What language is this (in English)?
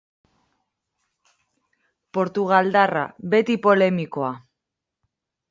Basque